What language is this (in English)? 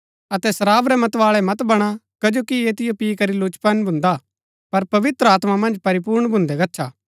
Gaddi